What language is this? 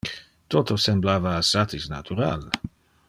Interlingua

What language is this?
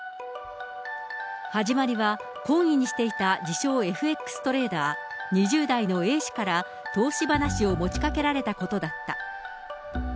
Japanese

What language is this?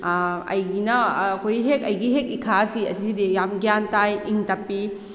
Manipuri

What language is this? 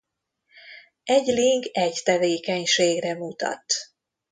Hungarian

